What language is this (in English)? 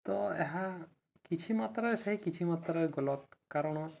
Odia